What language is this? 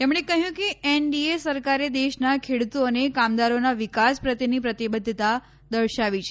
Gujarati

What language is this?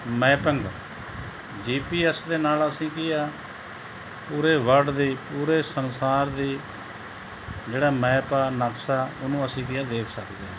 Punjabi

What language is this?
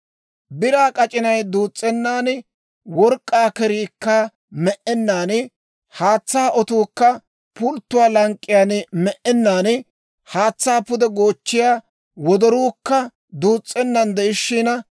Dawro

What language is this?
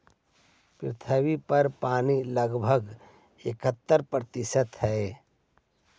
Magahi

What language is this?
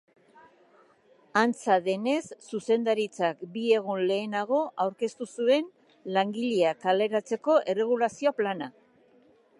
Basque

